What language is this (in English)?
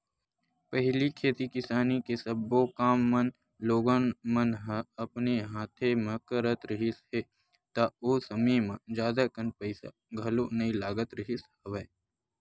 Chhattisgarhi